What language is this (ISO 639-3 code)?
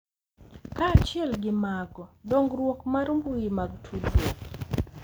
luo